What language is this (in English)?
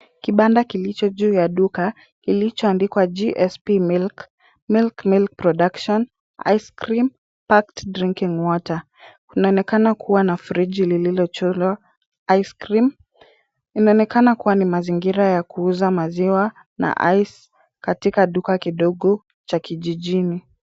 Swahili